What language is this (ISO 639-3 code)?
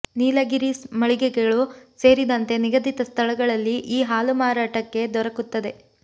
kan